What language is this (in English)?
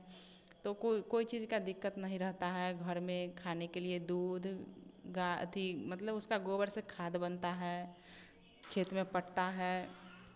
Hindi